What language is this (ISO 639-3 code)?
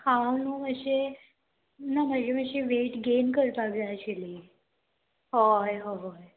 kok